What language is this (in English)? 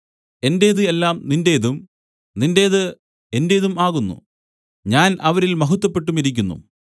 Malayalam